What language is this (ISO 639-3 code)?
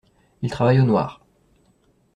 fra